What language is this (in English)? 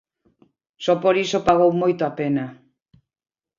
Galician